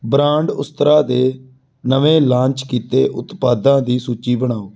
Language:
Punjabi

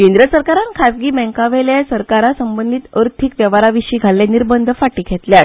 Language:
Konkani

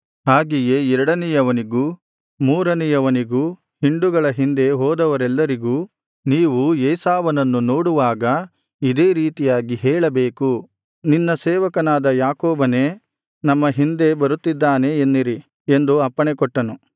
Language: Kannada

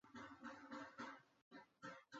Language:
Chinese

